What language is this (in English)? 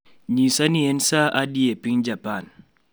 Luo (Kenya and Tanzania)